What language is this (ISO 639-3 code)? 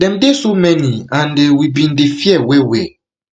pcm